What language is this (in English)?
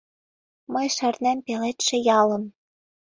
Mari